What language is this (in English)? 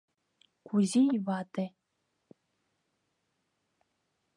Mari